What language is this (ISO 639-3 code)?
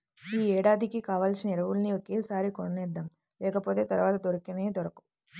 tel